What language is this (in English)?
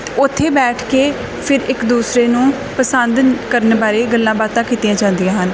Punjabi